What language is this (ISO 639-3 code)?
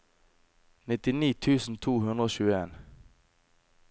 nor